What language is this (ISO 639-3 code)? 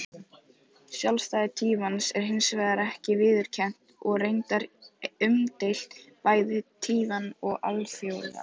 isl